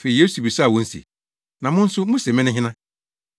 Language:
Akan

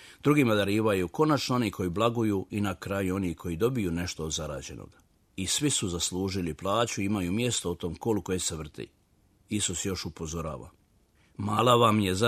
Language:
Croatian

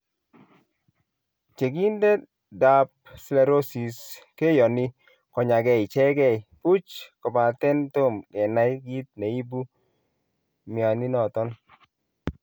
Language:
Kalenjin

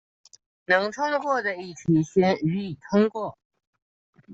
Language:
Chinese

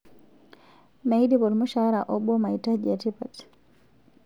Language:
Masai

